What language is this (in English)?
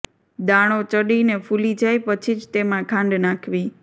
Gujarati